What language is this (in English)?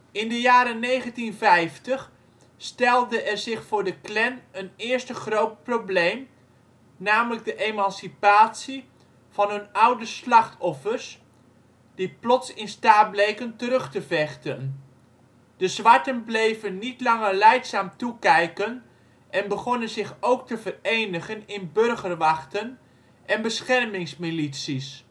Dutch